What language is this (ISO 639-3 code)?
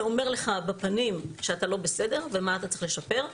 heb